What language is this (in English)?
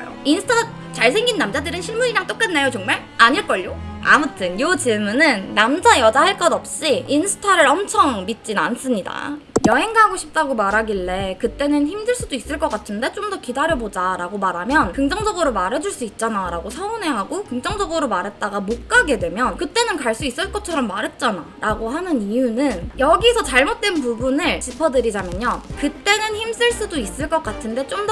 Korean